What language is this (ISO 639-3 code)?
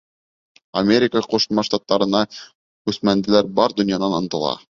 bak